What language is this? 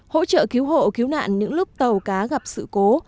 Vietnamese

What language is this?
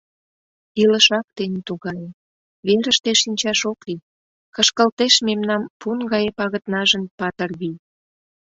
Mari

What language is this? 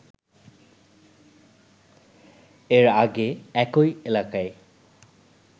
Bangla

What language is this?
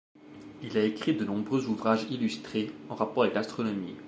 French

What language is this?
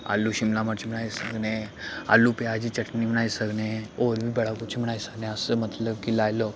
Dogri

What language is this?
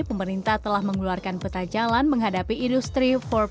Indonesian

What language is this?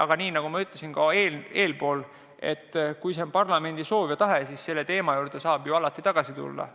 Estonian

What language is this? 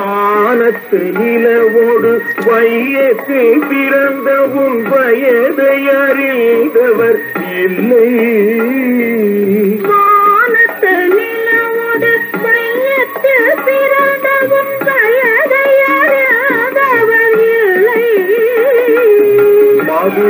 Arabic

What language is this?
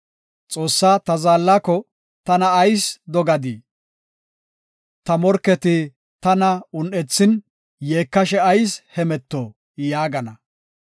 Gofa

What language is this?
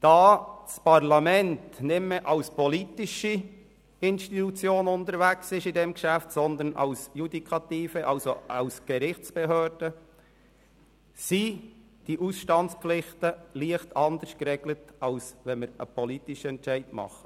Swiss German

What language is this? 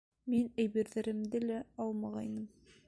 Bashkir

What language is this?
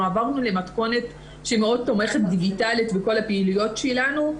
Hebrew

